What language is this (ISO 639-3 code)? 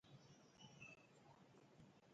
ewo